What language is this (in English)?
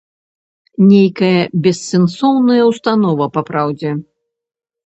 Belarusian